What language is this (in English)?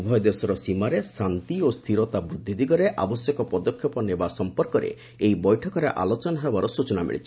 Odia